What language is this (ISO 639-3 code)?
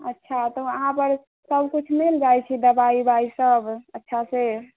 mai